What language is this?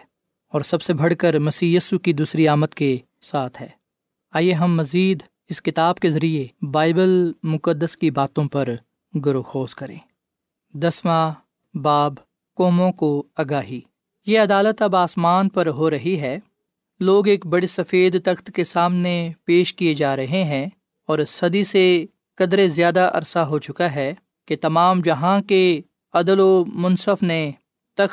Urdu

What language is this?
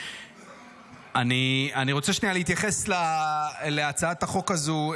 Hebrew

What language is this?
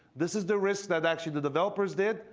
English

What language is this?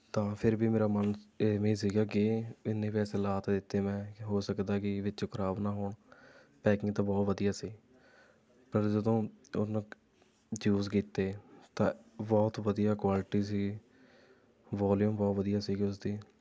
Punjabi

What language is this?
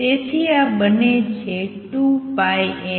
Gujarati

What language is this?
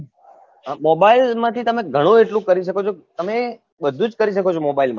Gujarati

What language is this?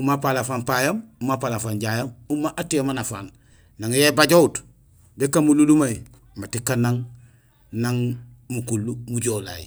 Gusilay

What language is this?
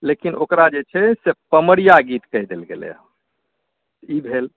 Maithili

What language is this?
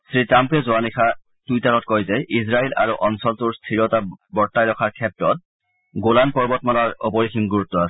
Assamese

